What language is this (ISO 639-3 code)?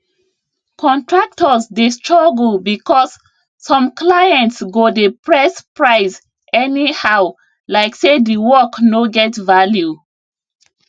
pcm